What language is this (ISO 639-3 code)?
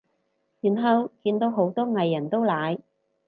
yue